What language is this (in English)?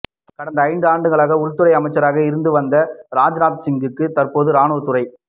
Tamil